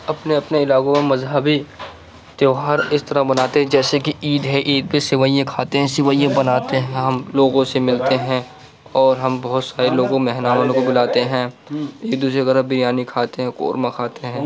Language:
Urdu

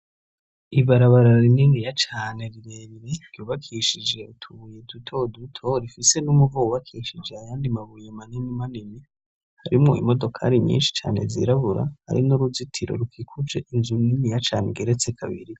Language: Rundi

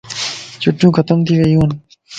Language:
Lasi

